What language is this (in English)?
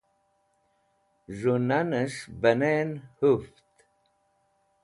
Wakhi